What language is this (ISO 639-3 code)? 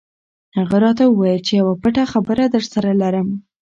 pus